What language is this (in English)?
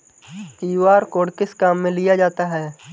Hindi